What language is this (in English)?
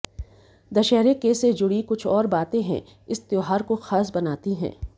Hindi